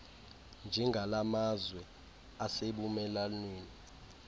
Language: Xhosa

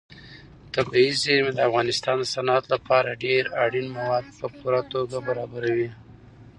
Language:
Pashto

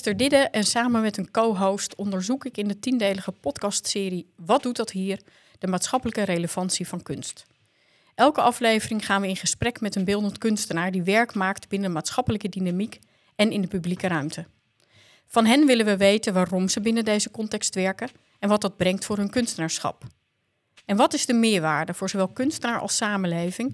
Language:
Dutch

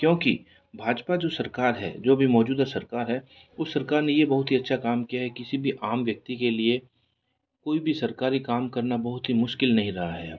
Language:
Hindi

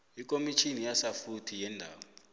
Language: South Ndebele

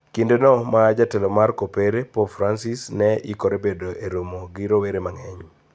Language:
Luo (Kenya and Tanzania)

